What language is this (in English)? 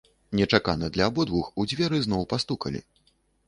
Belarusian